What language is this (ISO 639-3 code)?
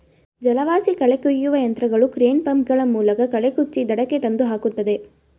kan